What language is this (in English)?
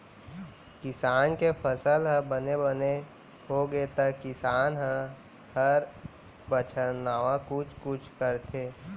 Chhattisgarhi